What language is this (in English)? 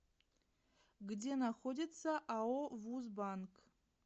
Russian